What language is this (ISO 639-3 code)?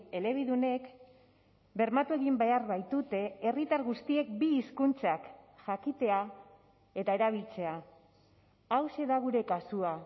eus